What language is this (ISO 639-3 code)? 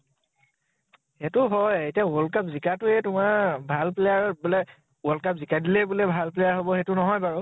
asm